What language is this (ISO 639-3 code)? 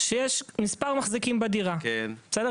heb